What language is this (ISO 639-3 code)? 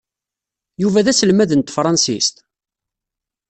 kab